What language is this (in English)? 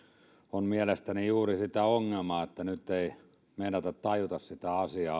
Finnish